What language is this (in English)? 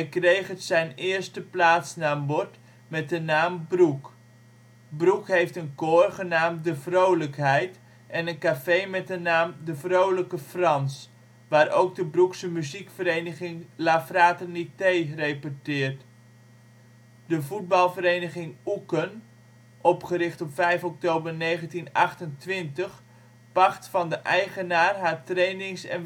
Dutch